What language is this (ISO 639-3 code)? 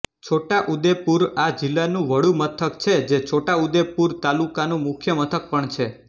guj